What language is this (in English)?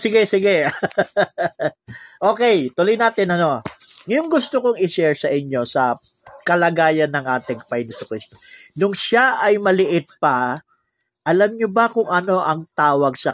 Filipino